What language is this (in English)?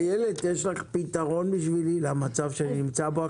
Hebrew